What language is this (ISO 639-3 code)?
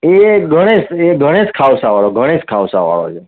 guj